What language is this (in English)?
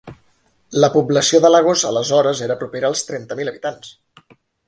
Catalan